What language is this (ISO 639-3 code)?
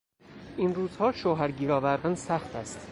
fas